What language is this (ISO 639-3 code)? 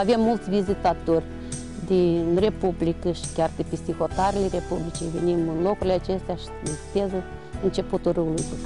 ron